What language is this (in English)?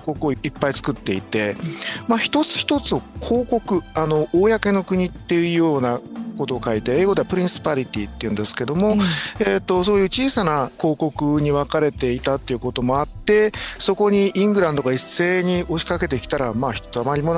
Japanese